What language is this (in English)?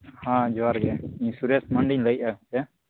Santali